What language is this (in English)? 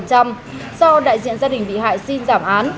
Vietnamese